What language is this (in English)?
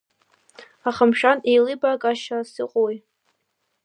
Abkhazian